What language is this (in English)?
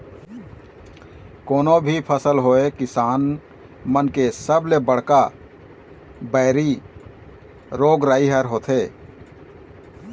Chhattisgarhi